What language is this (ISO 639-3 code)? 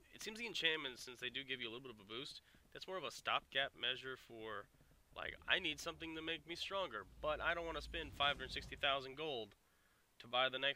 eng